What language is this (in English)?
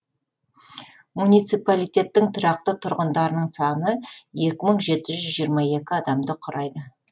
Kazakh